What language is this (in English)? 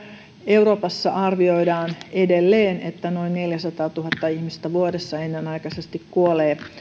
Finnish